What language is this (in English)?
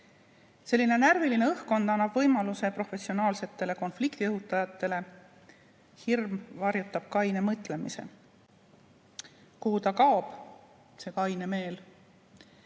Estonian